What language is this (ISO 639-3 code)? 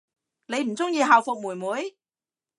yue